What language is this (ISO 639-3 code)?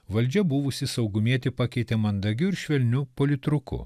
lit